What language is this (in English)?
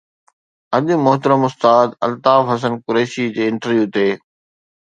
Sindhi